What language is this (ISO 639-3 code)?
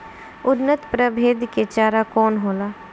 bho